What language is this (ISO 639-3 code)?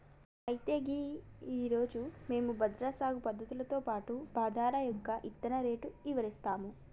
tel